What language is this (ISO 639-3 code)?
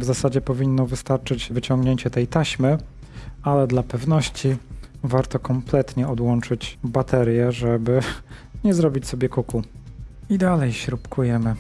pol